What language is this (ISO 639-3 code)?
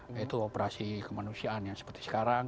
ind